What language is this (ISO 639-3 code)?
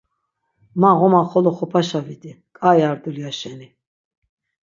lzz